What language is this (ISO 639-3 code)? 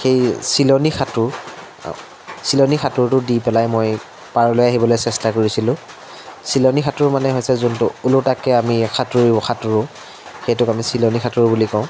asm